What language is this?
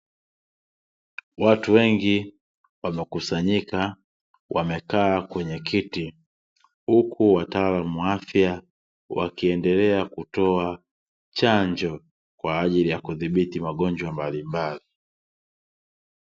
Swahili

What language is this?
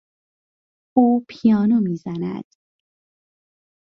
Persian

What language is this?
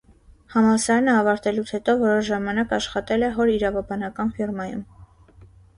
Armenian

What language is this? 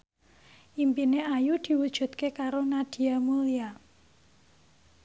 Javanese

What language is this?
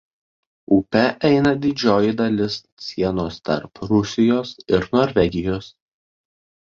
Lithuanian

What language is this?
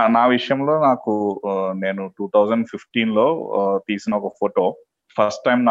Telugu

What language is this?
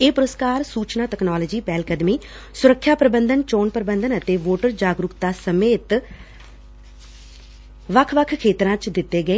Punjabi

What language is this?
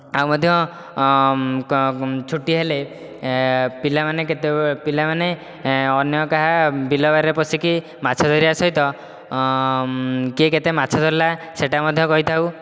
Odia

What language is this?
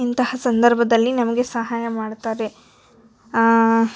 Kannada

